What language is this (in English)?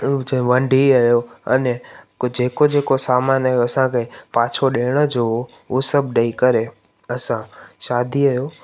Sindhi